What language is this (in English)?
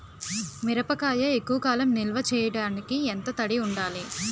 Telugu